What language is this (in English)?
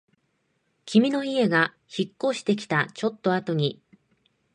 Japanese